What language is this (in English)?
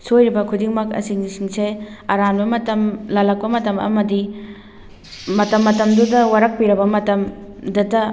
Manipuri